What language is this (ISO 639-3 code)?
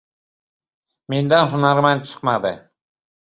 uzb